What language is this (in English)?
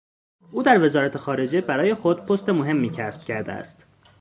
Persian